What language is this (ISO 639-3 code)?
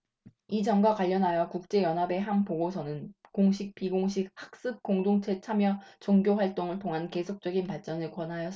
kor